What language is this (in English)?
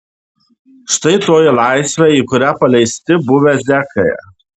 Lithuanian